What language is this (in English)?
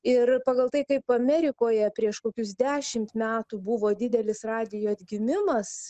Lithuanian